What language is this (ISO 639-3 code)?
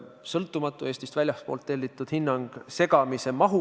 est